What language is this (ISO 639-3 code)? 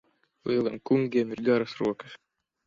lav